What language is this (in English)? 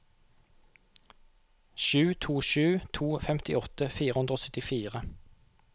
Norwegian